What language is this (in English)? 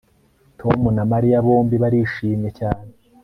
Kinyarwanda